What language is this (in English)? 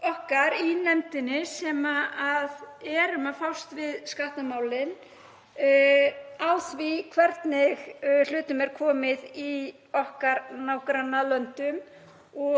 Icelandic